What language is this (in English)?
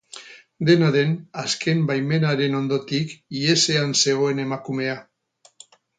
Basque